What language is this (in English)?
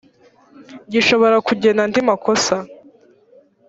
Kinyarwanda